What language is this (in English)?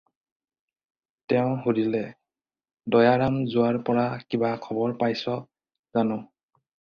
Assamese